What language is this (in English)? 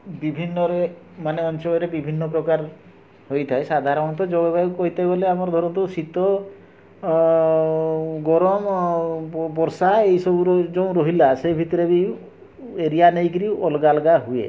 Odia